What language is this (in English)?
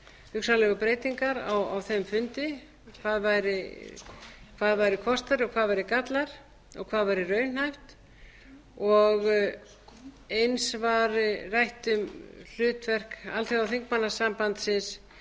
Icelandic